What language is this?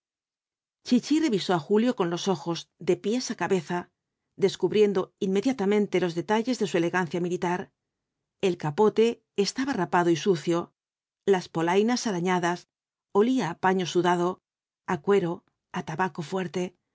Spanish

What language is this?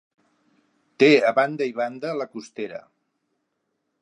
Catalan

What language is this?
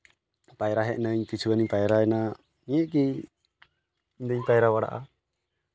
Santali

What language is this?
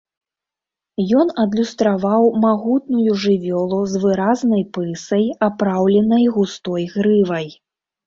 Belarusian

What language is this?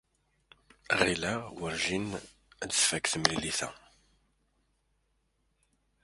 Kabyle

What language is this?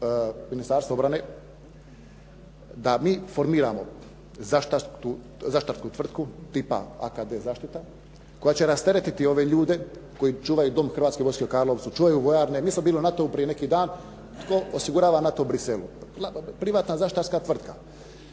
Croatian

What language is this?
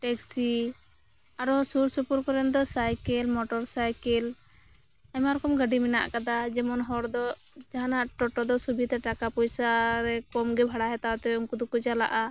Santali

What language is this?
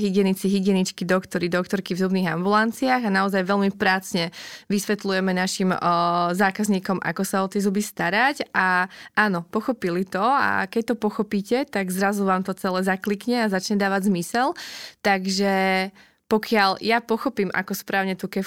Slovak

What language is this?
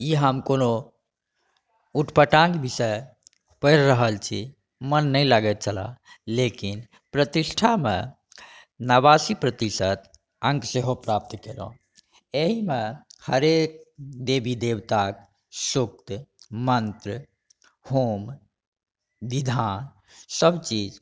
Maithili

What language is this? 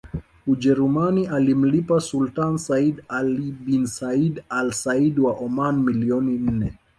Swahili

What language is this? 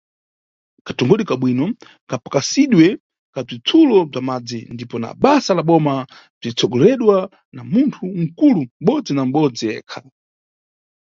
Nyungwe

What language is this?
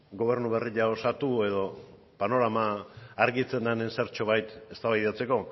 Basque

